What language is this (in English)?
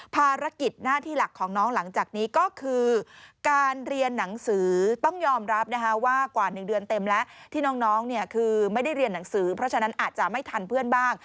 Thai